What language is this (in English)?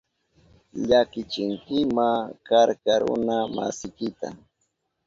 Southern Pastaza Quechua